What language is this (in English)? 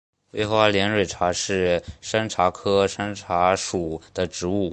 Chinese